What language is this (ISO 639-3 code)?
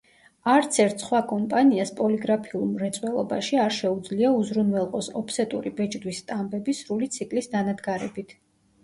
kat